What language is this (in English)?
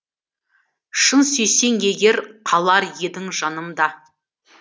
Kazakh